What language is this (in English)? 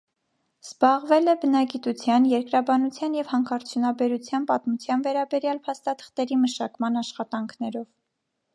Armenian